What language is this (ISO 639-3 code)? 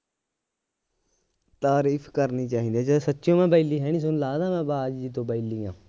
pan